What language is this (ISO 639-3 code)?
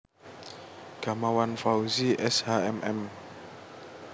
jav